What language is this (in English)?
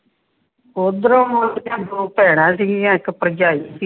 Punjabi